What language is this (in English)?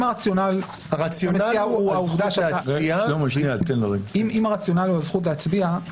Hebrew